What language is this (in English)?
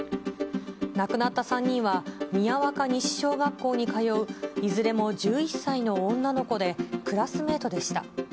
Japanese